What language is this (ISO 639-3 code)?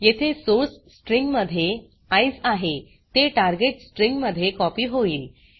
mar